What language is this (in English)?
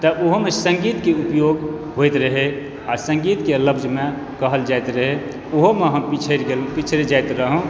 Maithili